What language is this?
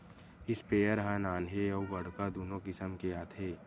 Chhattisgarhi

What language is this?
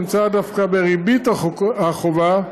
Hebrew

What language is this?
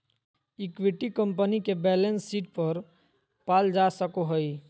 Magahi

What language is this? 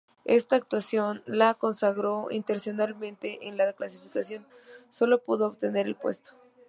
Spanish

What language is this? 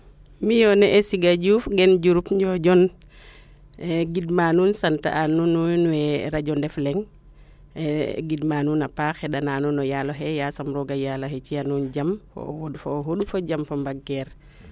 Serer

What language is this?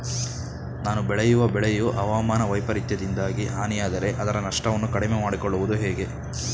Kannada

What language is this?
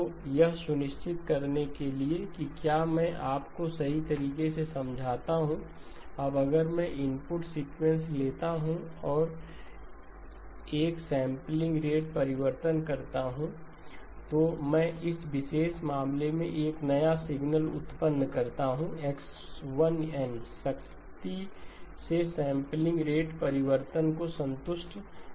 Hindi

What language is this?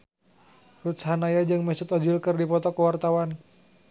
Sundanese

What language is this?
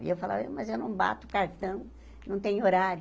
Portuguese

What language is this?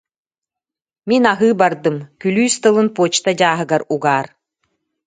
Yakut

